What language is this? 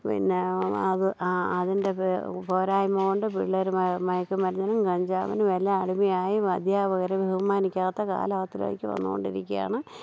Malayalam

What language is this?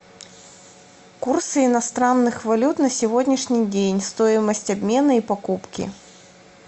Russian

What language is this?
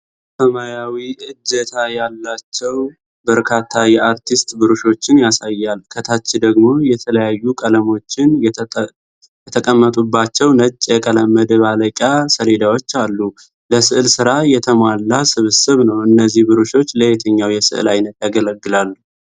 Amharic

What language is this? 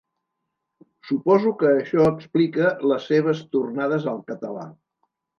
Catalan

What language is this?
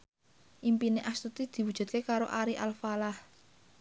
Javanese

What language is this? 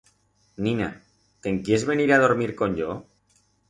Aragonese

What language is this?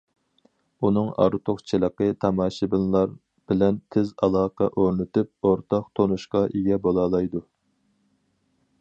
Uyghur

